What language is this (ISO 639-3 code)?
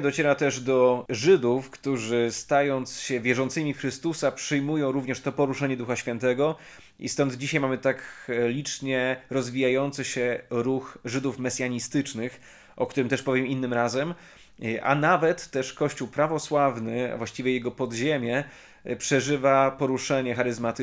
pol